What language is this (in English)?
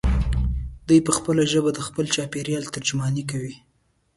Pashto